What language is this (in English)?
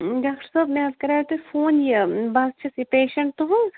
Kashmiri